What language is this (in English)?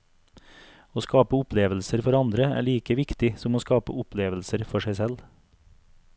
Norwegian